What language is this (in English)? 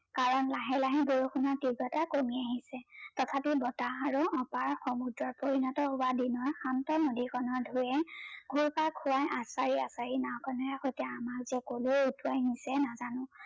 Assamese